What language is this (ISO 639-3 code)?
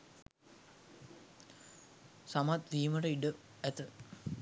sin